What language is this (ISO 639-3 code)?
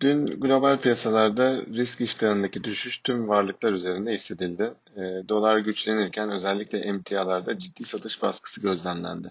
tur